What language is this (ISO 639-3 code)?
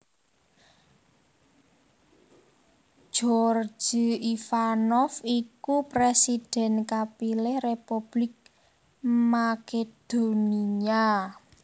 jav